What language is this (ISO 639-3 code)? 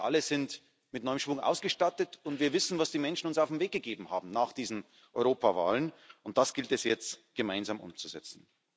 deu